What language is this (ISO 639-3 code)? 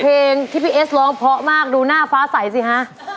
tha